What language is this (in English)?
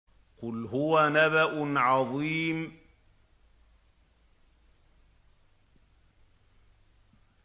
Arabic